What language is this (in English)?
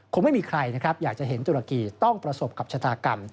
Thai